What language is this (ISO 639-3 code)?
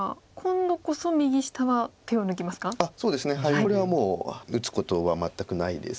jpn